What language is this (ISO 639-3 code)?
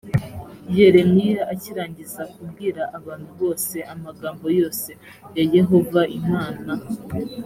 kin